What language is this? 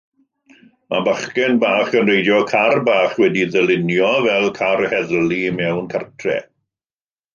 Welsh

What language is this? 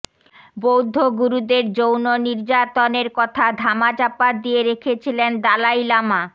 Bangla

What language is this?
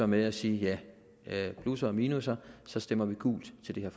Danish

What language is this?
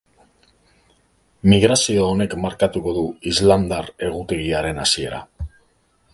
Basque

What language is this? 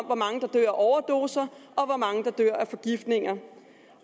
Danish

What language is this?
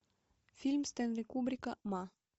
Russian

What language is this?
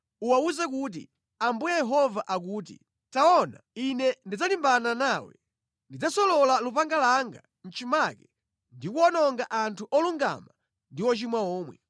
Nyanja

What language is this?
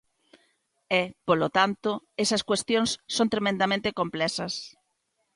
Galician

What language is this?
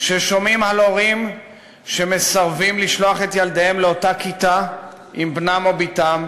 Hebrew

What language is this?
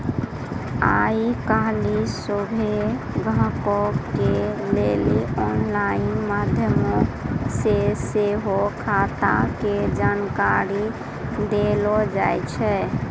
Maithili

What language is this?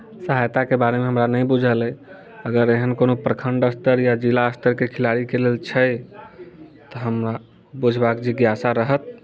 Maithili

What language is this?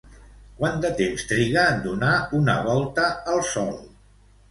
Catalan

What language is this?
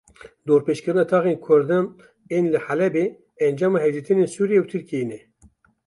Kurdish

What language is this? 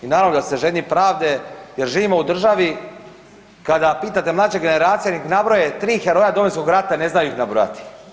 Croatian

